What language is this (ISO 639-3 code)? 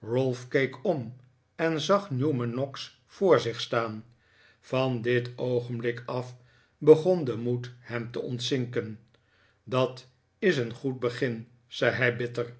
nld